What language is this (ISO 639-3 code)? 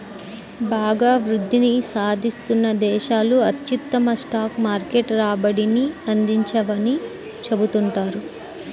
tel